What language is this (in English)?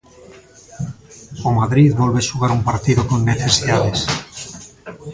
Galician